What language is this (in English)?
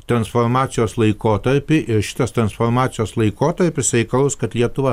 Lithuanian